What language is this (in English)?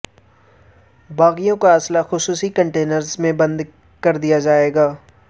Urdu